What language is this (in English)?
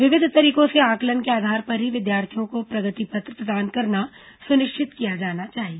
Hindi